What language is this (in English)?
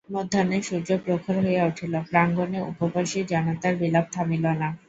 Bangla